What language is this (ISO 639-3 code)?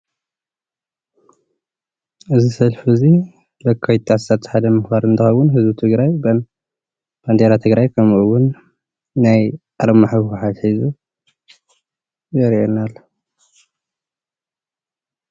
tir